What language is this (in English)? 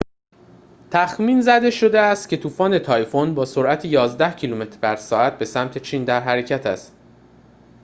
Persian